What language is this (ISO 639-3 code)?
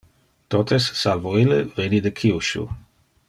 ina